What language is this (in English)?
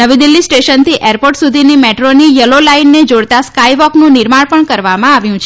Gujarati